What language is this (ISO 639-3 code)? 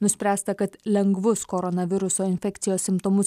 lit